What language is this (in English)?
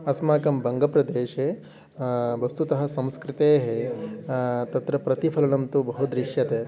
Sanskrit